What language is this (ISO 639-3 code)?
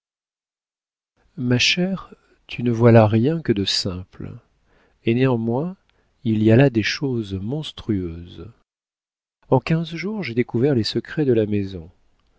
fra